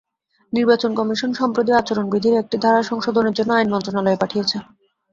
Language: Bangla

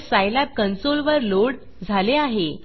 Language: Marathi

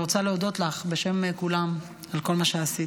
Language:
Hebrew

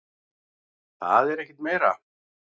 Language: Icelandic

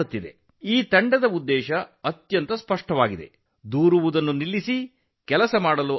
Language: Kannada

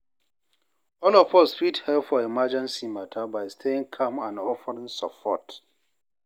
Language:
Nigerian Pidgin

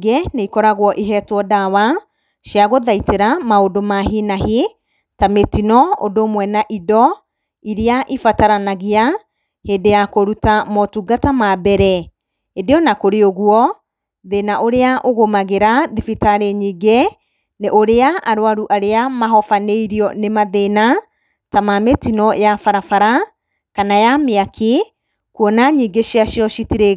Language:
Kikuyu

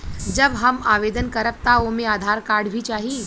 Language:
Bhojpuri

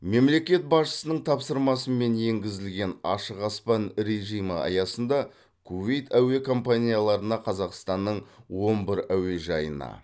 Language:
Kazakh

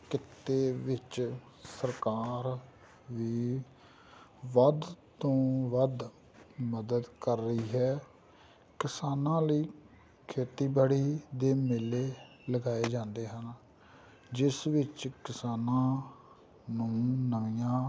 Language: Punjabi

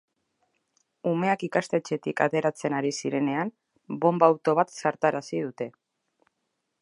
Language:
Basque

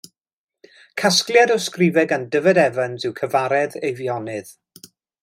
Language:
Welsh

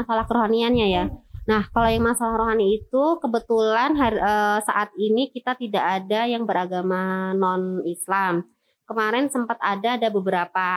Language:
Indonesian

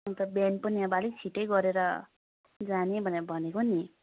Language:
Nepali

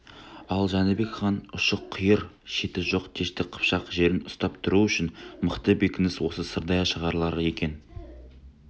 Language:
Kazakh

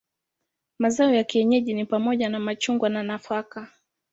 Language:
Swahili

